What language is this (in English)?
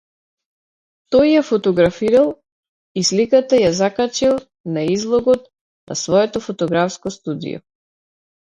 Macedonian